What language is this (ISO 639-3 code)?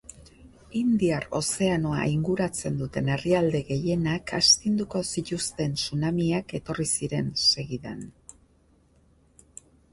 eus